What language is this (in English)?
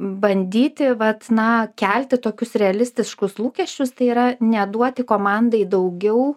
Lithuanian